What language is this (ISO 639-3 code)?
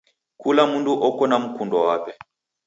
dav